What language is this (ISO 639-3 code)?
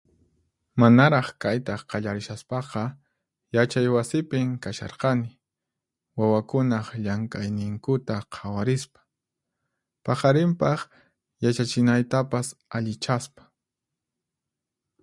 qxp